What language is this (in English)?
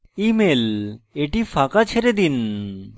Bangla